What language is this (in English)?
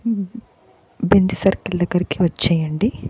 Telugu